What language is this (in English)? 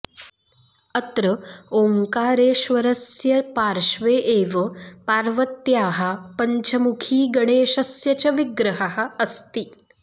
Sanskrit